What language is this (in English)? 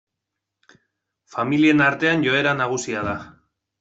Basque